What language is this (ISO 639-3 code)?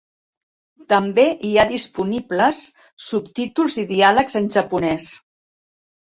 cat